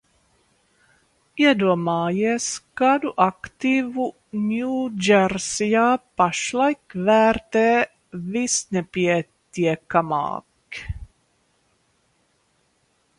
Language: Latvian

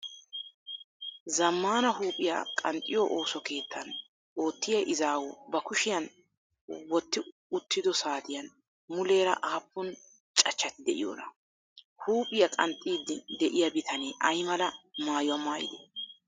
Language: Wolaytta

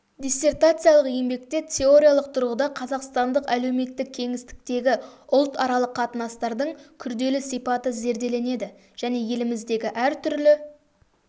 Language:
Kazakh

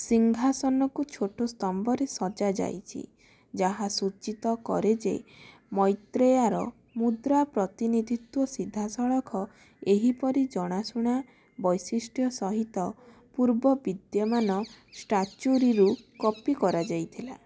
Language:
Odia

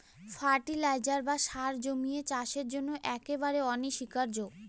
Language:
Bangla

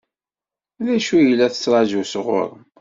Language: Kabyle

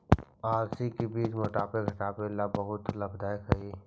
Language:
Magahi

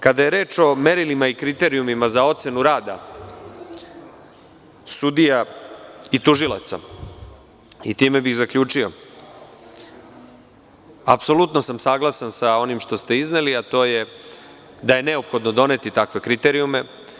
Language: Serbian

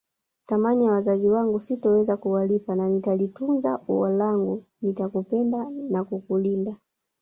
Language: Swahili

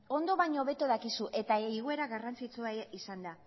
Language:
Basque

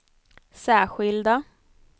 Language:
Swedish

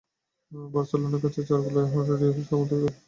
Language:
Bangla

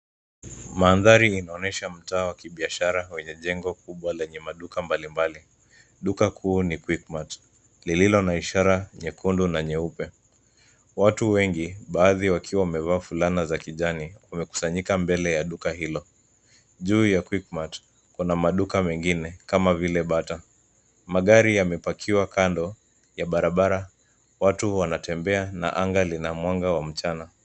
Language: Swahili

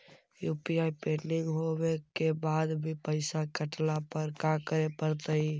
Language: Magahi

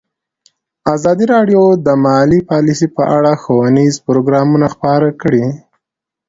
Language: Pashto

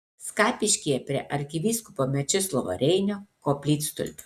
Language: Lithuanian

